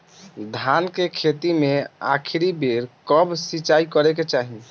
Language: Bhojpuri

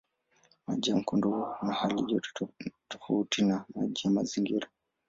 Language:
Swahili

